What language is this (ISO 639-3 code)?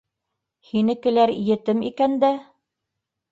bak